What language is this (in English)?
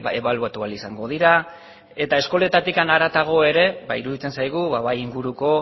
Basque